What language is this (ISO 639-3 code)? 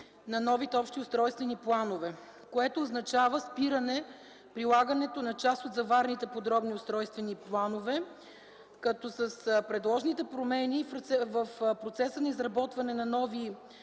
bul